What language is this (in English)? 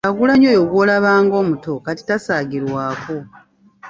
Ganda